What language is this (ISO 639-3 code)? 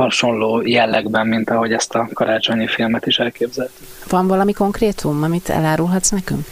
hun